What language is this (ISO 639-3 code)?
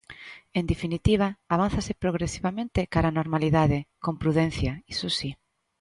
glg